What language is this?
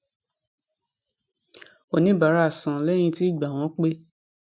Yoruba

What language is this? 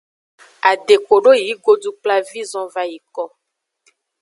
Aja (Benin)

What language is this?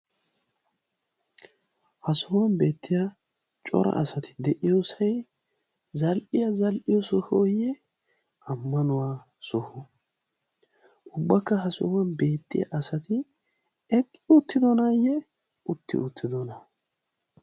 Wolaytta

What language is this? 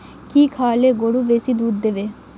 Bangla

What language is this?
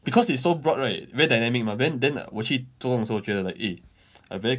English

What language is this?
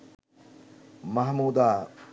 Bangla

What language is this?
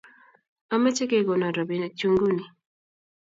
Kalenjin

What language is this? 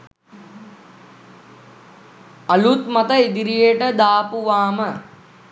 Sinhala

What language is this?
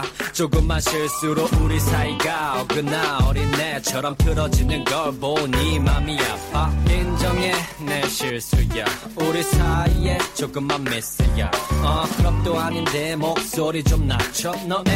Chinese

